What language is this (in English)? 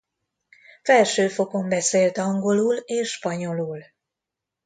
Hungarian